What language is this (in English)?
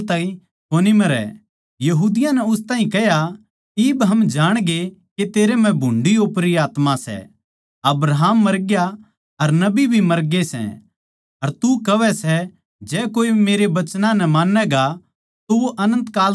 Haryanvi